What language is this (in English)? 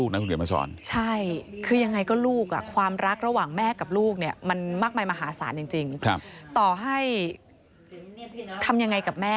Thai